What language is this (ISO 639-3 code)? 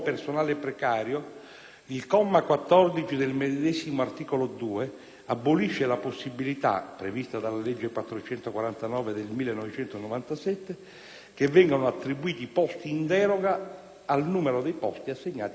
ita